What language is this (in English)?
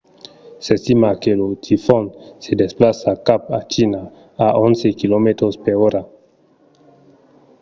Occitan